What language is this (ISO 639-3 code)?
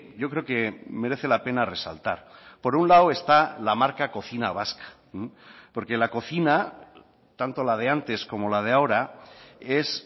spa